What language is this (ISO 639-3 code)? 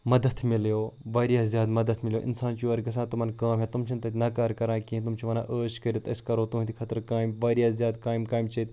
kas